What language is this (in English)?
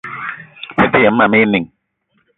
Eton (Cameroon)